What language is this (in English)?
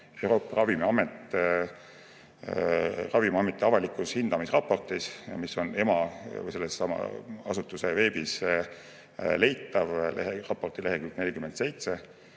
Estonian